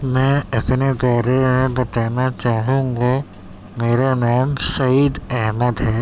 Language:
Urdu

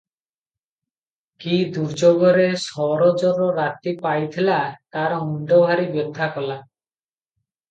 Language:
Odia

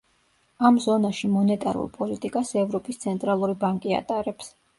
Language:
Georgian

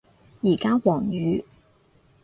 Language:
Cantonese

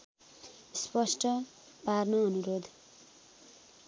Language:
Nepali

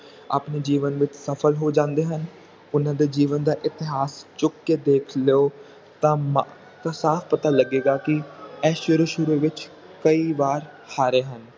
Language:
Punjabi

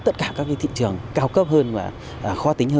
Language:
Vietnamese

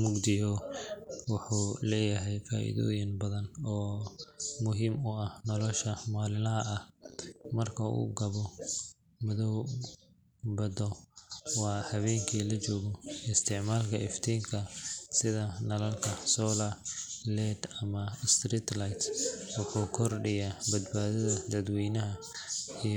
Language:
Somali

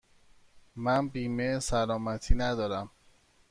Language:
Persian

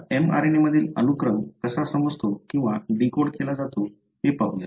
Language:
Marathi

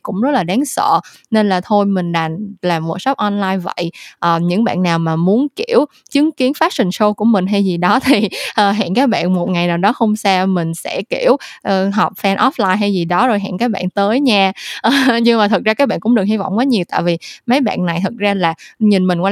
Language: Vietnamese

